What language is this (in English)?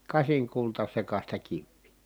Finnish